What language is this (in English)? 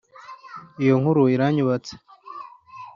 Kinyarwanda